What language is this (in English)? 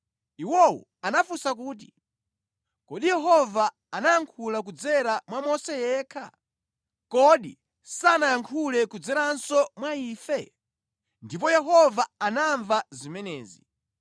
Nyanja